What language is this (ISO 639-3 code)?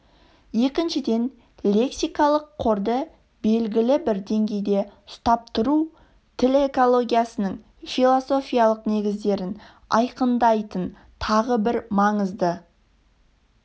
kaz